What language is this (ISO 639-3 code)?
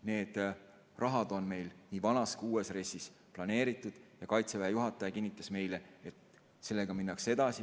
est